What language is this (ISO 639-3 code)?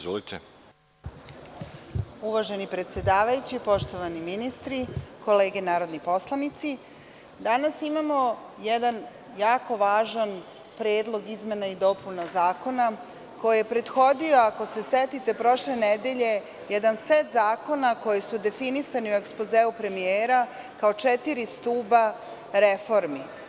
srp